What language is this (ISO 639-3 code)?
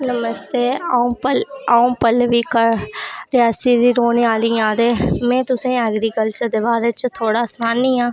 doi